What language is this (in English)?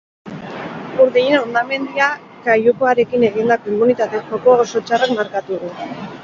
Basque